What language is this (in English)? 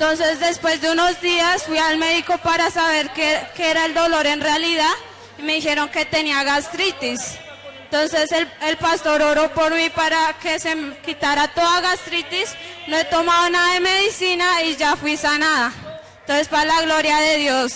Spanish